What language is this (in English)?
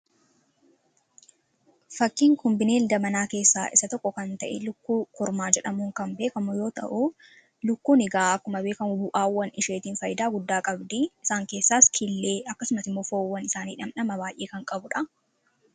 Oromo